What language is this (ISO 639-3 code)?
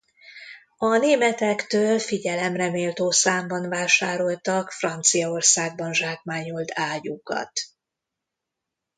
hun